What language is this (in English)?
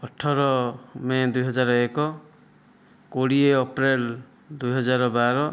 Odia